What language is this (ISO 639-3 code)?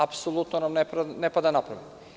srp